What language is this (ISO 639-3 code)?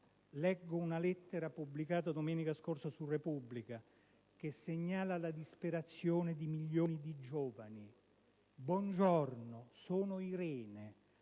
ita